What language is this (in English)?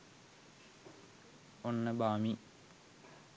Sinhala